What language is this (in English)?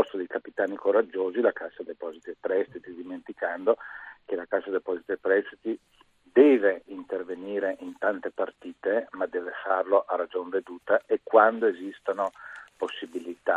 Italian